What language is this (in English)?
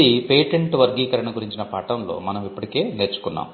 Telugu